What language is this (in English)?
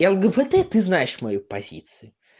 Russian